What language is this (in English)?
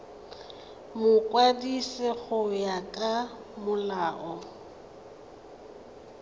Tswana